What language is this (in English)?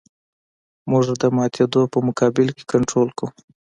Pashto